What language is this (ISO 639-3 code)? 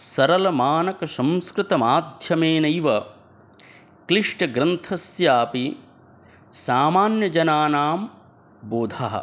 san